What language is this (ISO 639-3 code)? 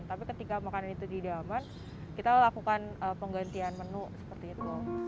ind